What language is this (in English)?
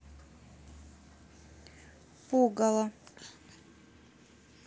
Russian